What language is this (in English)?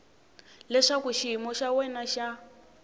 Tsonga